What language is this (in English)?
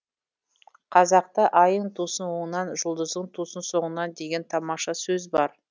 Kazakh